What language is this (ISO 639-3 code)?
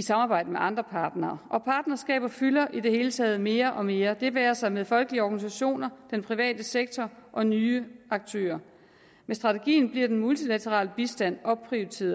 dan